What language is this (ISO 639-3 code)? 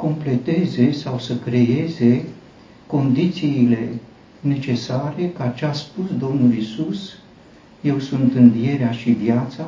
ron